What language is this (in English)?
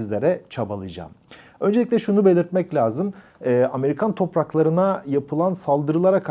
Turkish